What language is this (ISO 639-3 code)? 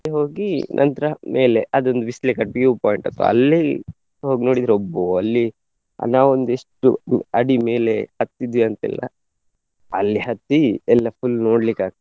kan